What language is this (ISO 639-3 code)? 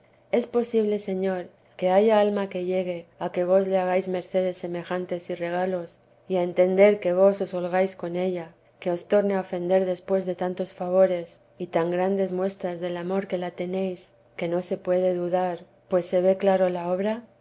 spa